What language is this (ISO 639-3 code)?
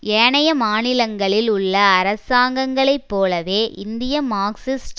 tam